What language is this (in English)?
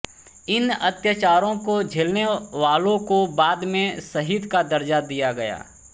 Hindi